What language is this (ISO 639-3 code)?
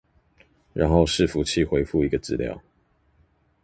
zho